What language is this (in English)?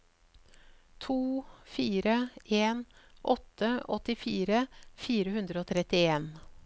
Norwegian